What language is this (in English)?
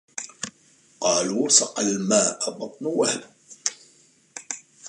Arabic